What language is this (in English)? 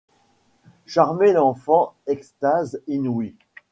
French